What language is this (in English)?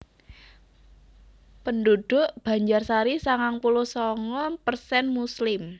Javanese